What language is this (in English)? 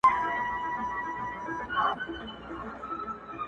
Pashto